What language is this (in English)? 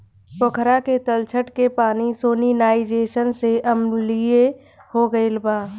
Bhojpuri